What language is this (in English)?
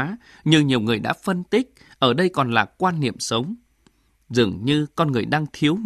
Vietnamese